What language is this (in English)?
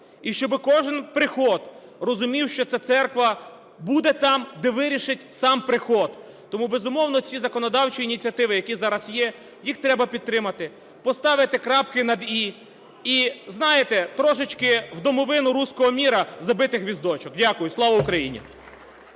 Ukrainian